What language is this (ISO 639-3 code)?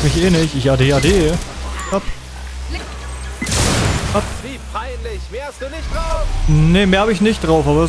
deu